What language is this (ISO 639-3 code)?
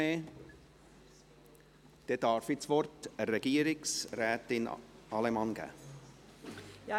gsw